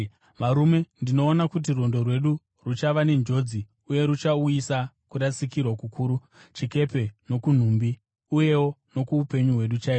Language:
Shona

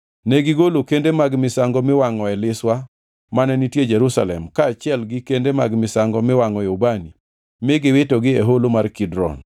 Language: Luo (Kenya and Tanzania)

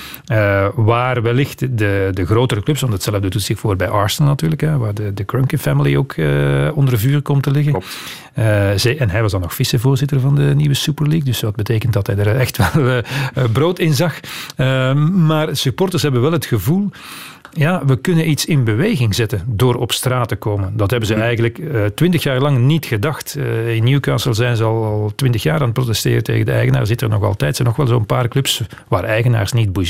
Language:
Dutch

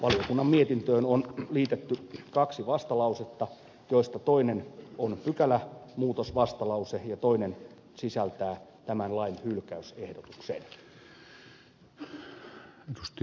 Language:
Finnish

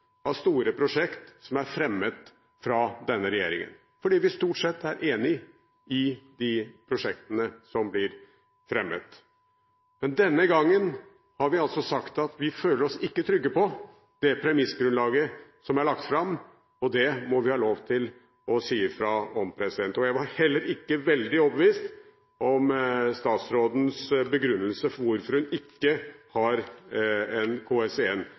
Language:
Norwegian Bokmål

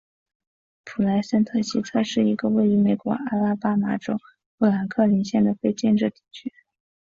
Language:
Chinese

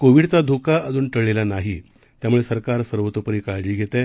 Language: Marathi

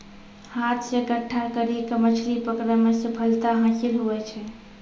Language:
Maithili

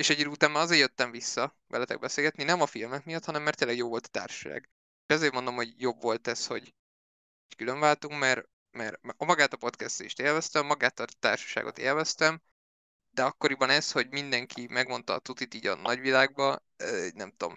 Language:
Hungarian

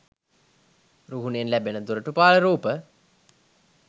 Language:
Sinhala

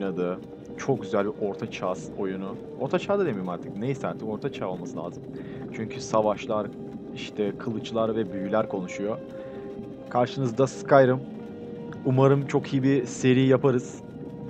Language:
Turkish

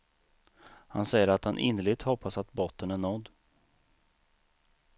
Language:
Swedish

